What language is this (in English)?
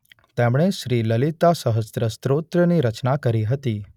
Gujarati